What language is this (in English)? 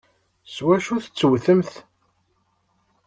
Kabyle